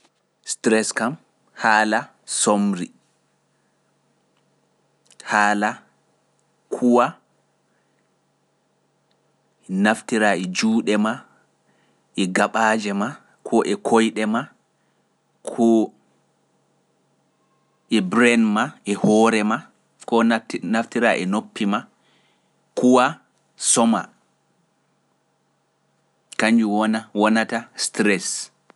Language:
Pular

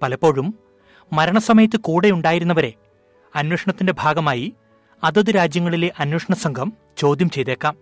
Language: Malayalam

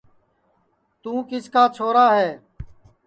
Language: Sansi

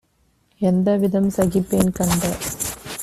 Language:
Tamil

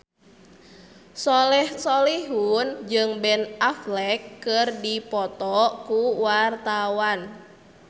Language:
Sundanese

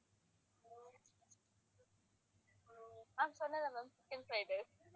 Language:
Tamil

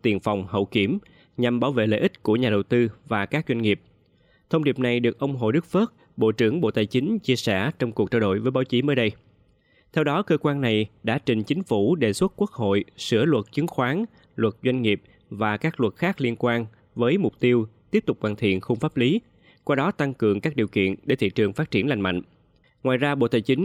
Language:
Vietnamese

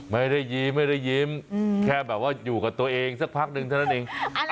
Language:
Thai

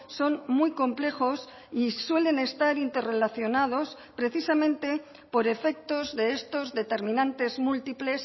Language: Spanish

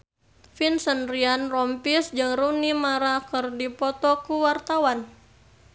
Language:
Sundanese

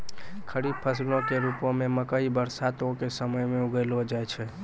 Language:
Maithili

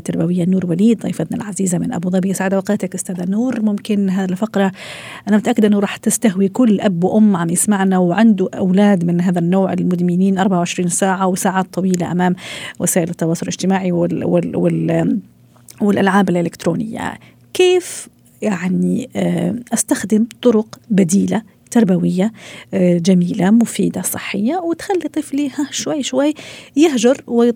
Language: Arabic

